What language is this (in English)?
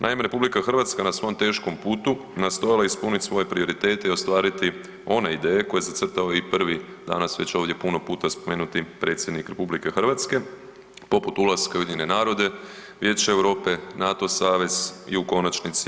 Croatian